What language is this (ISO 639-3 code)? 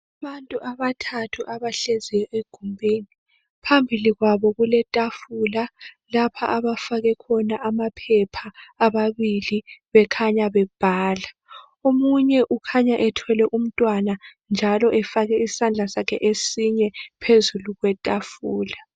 nde